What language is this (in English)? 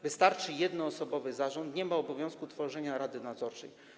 Polish